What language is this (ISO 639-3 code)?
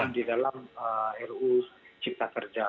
ind